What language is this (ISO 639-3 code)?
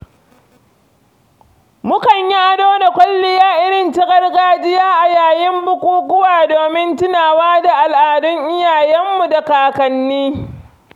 hau